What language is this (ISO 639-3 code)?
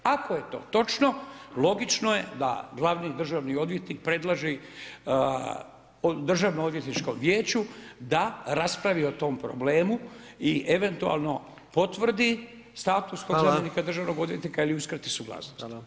hrv